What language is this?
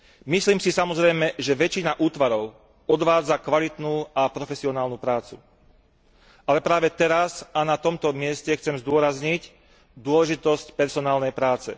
Slovak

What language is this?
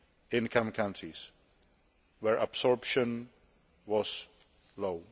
English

